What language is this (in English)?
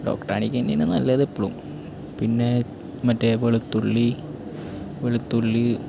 Malayalam